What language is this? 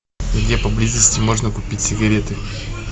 Russian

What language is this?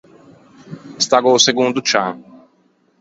Ligurian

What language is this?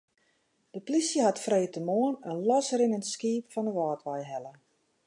Western Frisian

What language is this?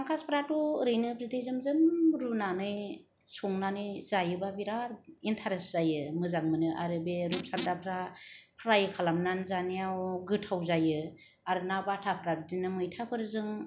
Bodo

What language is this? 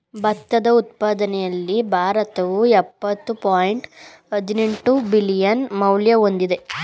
Kannada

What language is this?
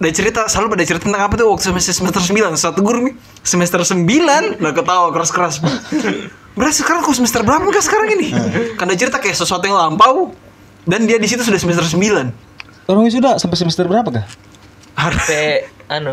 Indonesian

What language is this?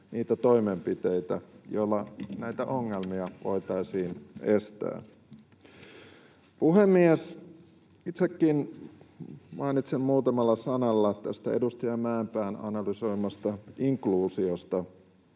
Finnish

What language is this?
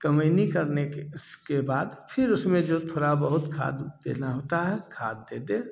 Hindi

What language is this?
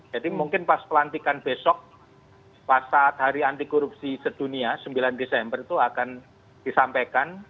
Indonesian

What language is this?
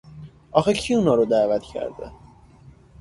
Persian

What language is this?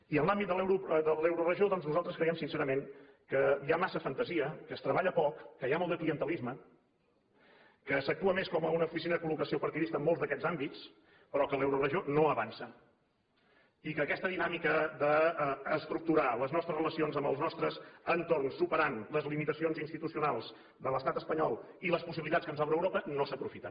Catalan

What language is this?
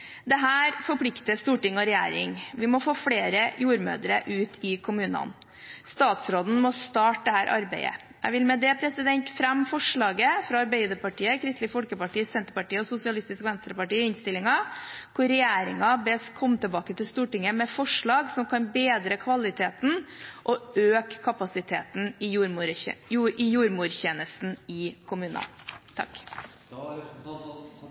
Norwegian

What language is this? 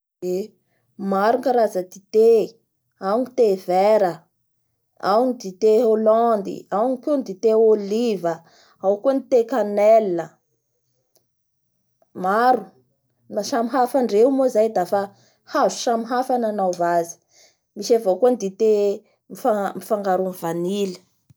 Bara Malagasy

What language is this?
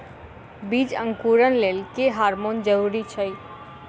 Maithili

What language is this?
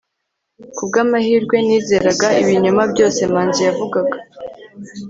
Kinyarwanda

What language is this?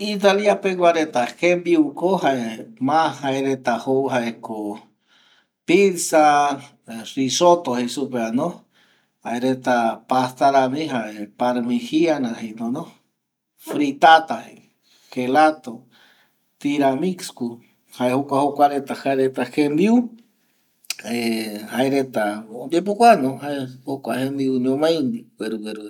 Eastern Bolivian Guaraní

